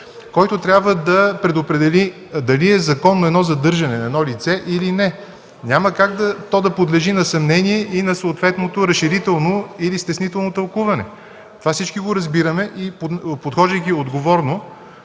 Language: Bulgarian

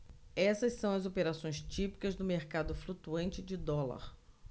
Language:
Portuguese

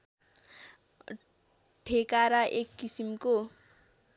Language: Nepali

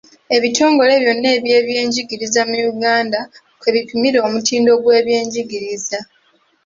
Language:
Ganda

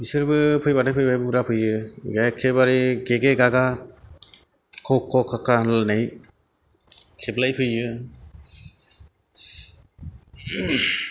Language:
Bodo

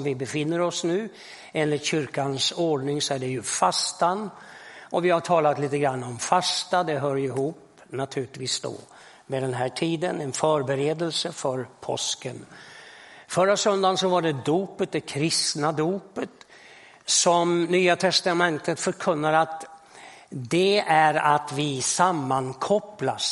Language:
Swedish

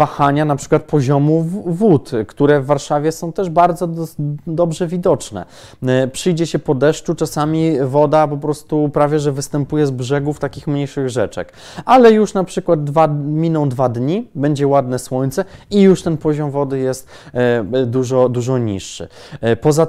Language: Polish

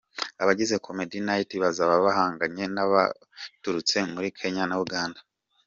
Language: Kinyarwanda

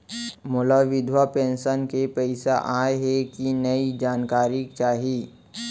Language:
Chhattisgarhi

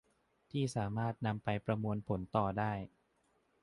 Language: Thai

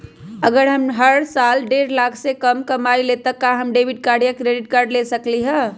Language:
Magahi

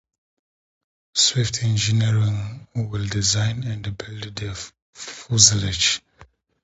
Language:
English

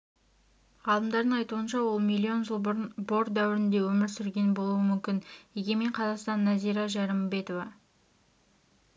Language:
Kazakh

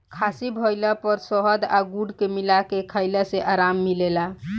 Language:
Bhojpuri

